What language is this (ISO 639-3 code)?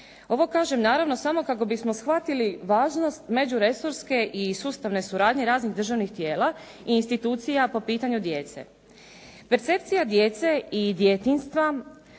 hrv